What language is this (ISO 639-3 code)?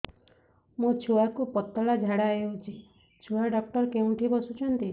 ori